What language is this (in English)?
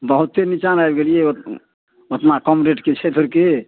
Maithili